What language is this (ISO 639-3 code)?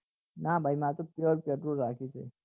guj